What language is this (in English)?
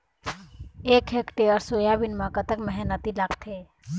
Chhattisgarhi